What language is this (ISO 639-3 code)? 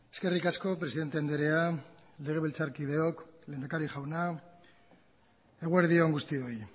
eus